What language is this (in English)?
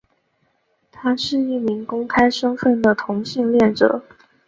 Chinese